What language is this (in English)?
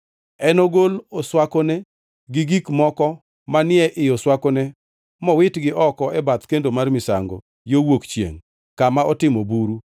Luo (Kenya and Tanzania)